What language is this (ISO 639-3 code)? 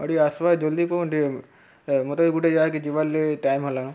ori